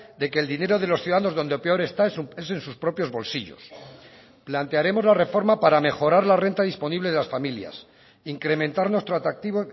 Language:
Spanish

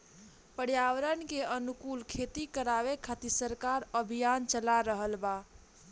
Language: Bhojpuri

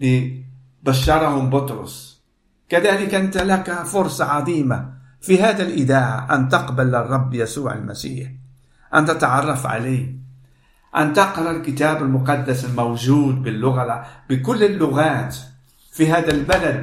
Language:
Arabic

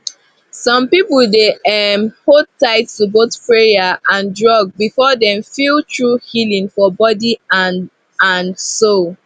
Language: Nigerian Pidgin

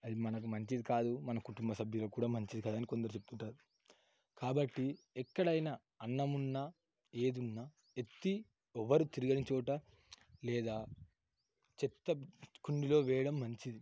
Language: Telugu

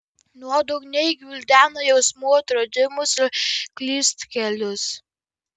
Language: Lithuanian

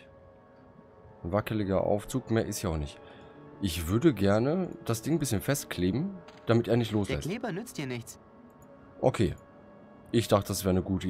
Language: German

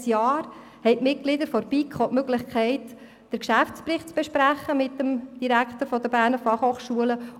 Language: Swiss German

